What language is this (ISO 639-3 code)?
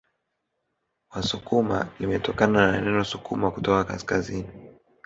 swa